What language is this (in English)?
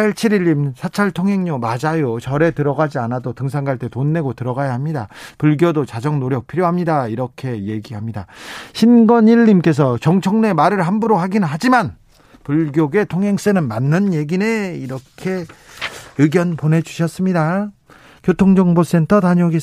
Korean